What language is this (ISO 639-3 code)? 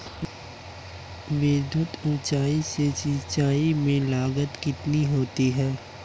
hin